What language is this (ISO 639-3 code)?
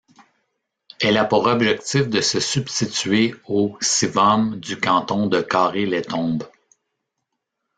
fra